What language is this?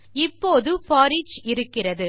Tamil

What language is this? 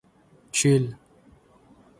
Tajik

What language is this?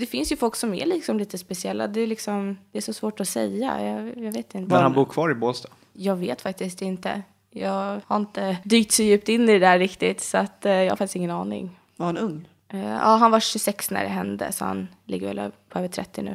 Swedish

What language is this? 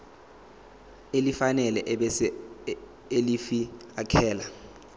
Zulu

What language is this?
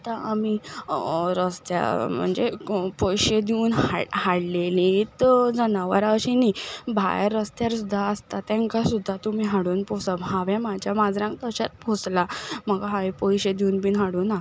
Konkani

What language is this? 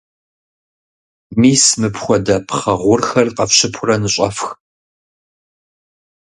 Kabardian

